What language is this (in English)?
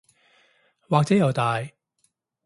Cantonese